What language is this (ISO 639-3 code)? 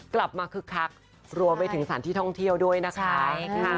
tha